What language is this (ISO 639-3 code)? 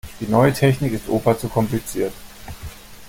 deu